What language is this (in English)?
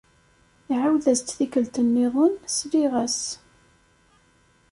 Kabyle